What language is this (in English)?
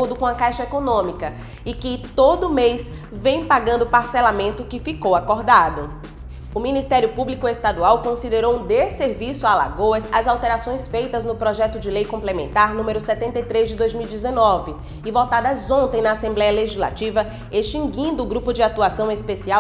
Portuguese